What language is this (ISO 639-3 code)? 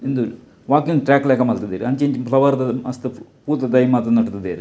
tcy